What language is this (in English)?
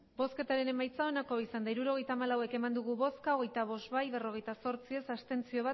Basque